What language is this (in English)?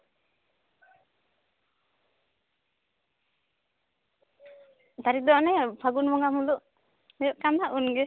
Santali